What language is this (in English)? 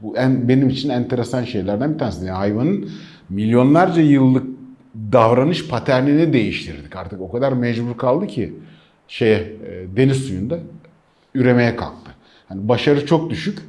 Turkish